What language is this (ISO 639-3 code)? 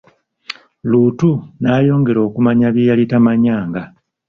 lug